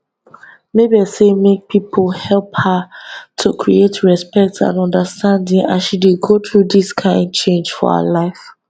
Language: Nigerian Pidgin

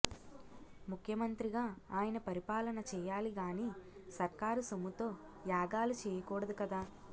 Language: Telugu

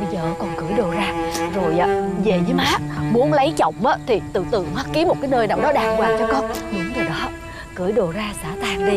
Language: Vietnamese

